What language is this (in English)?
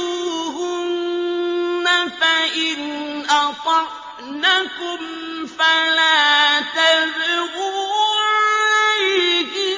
Arabic